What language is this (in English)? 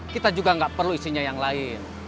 Indonesian